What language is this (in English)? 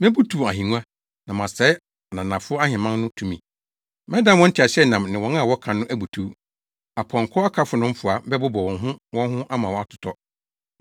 Akan